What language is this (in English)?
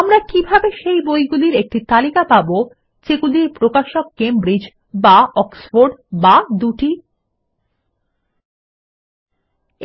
Bangla